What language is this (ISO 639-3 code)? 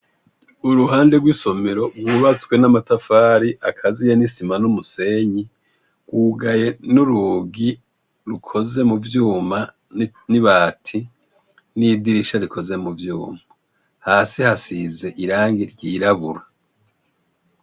run